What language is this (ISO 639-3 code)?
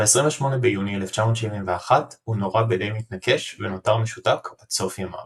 heb